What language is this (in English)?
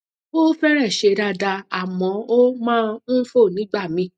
Yoruba